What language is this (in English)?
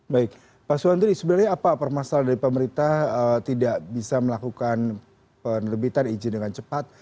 Indonesian